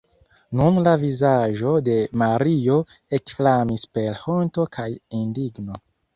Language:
Esperanto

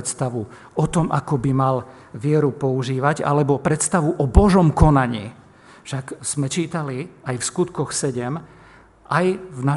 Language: Slovak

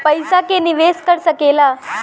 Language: Bhojpuri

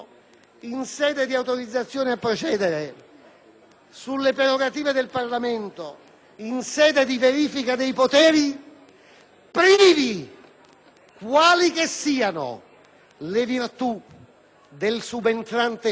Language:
Italian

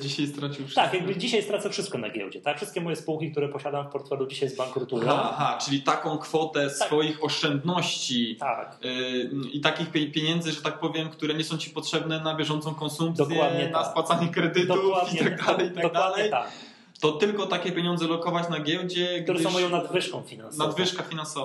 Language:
Polish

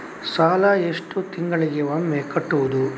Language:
Kannada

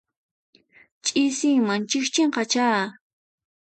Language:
Puno Quechua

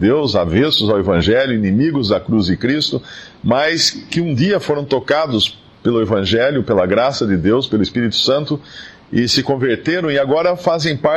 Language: Portuguese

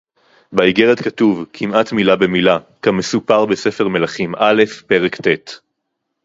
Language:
Hebrew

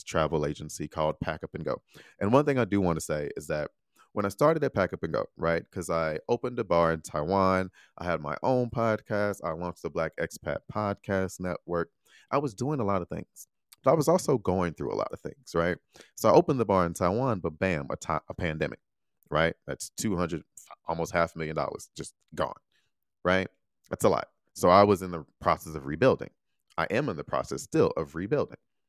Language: English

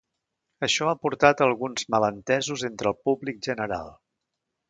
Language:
Catalan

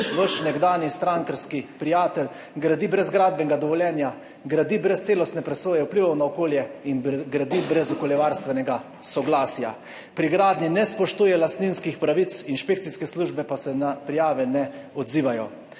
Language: Slovenian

